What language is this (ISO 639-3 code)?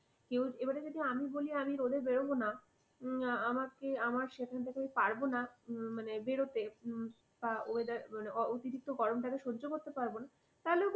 ben